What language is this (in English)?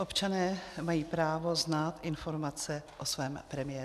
Czech